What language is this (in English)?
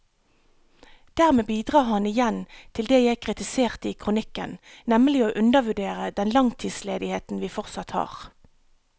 Norwegian